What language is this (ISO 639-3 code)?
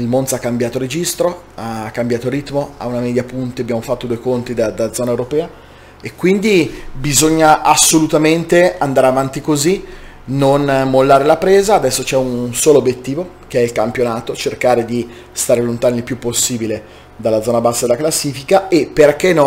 ita